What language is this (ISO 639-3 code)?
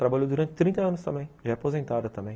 por